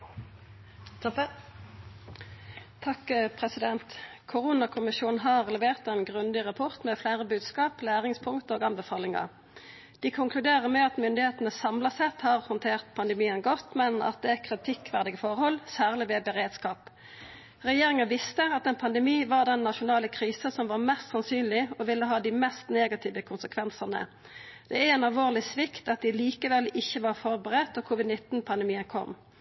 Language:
Norwegian Nynorsk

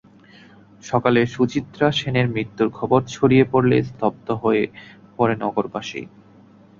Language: Bangla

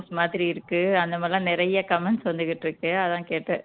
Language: Tamil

